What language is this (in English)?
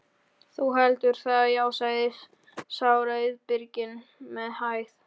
Icelandic